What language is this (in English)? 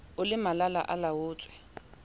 Southern Sotho